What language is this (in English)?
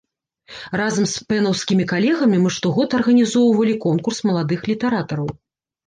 Belarusian